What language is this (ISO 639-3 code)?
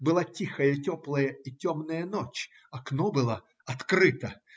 rus